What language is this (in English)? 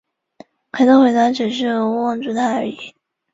Chinese